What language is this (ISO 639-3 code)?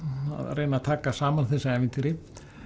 isl